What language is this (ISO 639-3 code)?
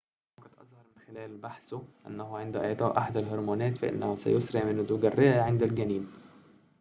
ara